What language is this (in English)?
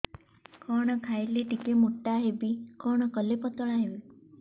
Odia